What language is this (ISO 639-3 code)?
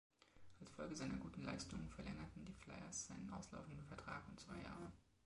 deu